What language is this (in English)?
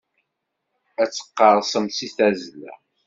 Kabyle